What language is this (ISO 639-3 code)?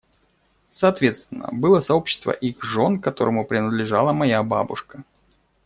rus